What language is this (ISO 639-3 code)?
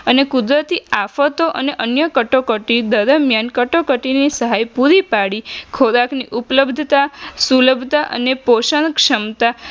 guj